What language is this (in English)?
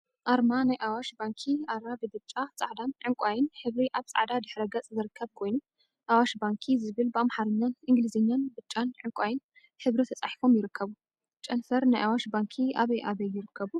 Tigrinya